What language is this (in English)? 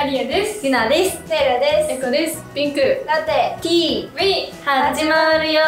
Japanese